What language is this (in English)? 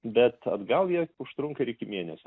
Lithuanian